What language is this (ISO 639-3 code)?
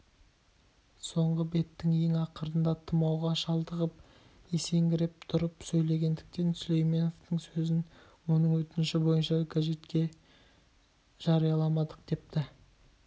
kaz